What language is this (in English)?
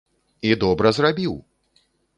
Belarusian